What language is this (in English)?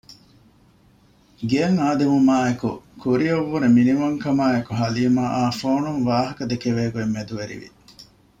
Divehi